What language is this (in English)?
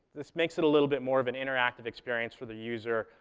English